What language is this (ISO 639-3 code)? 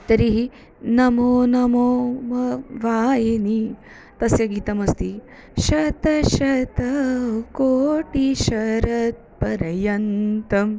san